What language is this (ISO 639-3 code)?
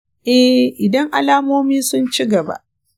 hau